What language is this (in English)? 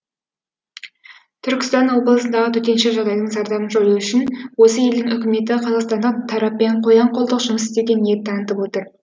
Kazakh